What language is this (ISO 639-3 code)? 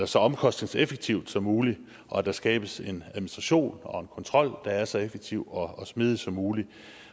dan